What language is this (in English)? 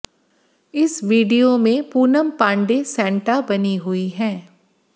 Hindi